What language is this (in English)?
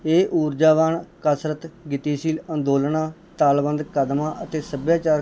Punjabi